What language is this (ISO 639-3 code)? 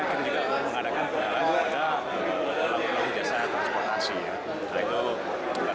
ind